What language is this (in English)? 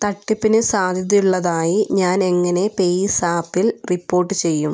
Malayalam